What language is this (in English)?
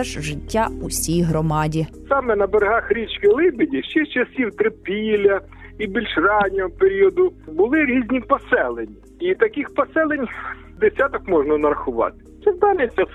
Ukrainian